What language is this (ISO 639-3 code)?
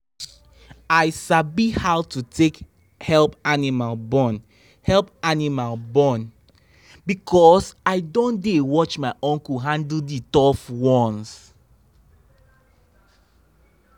pcm